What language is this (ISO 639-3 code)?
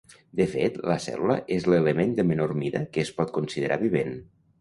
cat